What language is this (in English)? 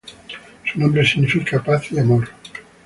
Spanish